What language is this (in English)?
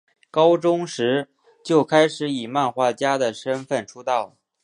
Chinese